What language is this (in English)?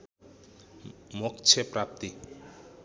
Nepali